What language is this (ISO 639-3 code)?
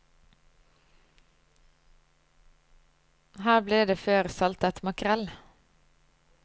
nor